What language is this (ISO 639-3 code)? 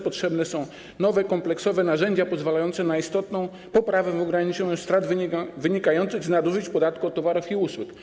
pol